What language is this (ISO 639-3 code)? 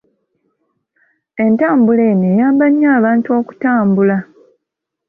lug